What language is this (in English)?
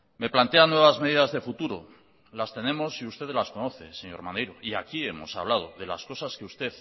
Spanish